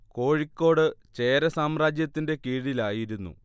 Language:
Malayalam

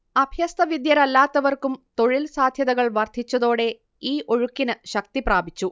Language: Malayalam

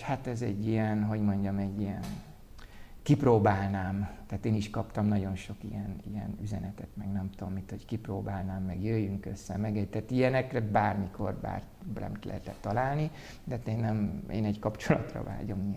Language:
Hungarian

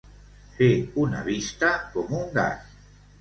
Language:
Catalan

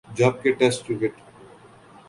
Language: Urdu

